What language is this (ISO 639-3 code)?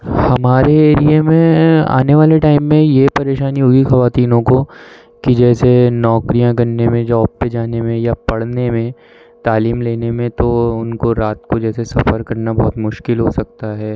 urd